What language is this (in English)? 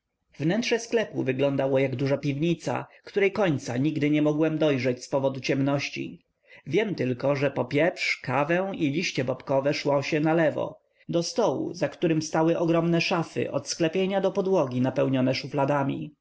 Polish